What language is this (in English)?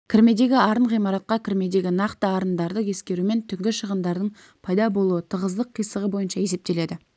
Kazakh